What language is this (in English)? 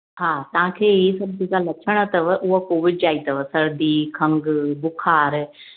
Sindhi